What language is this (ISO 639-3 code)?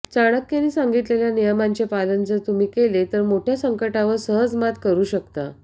mar